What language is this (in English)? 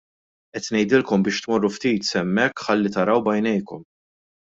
Maltese